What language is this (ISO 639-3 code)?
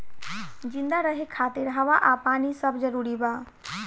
bho